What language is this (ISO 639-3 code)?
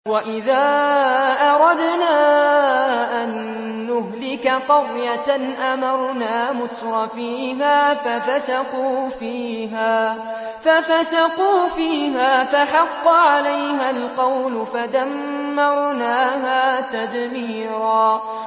ara